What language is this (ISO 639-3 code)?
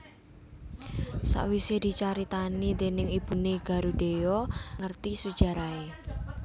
jav